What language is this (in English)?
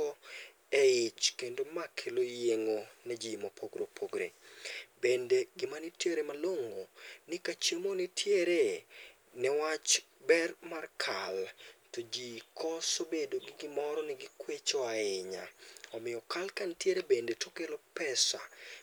Luo (Kenya and Tanzania)